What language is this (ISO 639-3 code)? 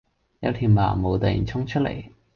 yue